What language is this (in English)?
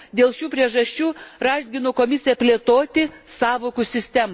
Lithuanian